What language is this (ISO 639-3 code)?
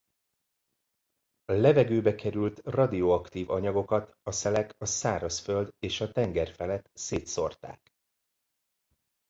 hun